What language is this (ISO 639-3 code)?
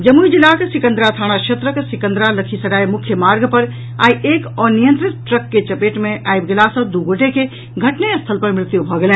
mai